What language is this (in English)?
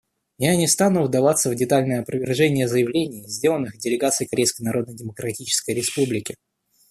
Russian